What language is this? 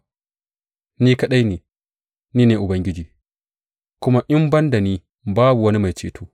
Hausa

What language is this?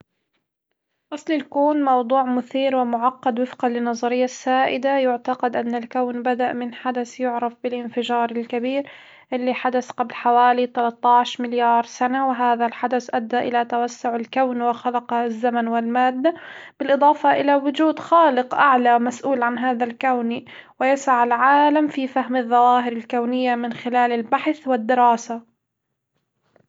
Hijazi Arabic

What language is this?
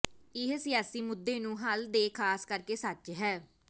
Punjabi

